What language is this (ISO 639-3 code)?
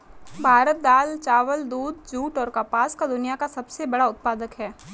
hin